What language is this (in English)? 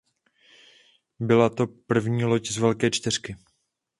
Czech